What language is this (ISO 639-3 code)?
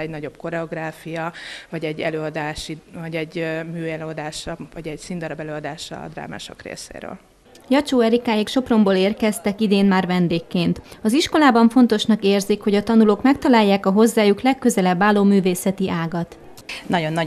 hun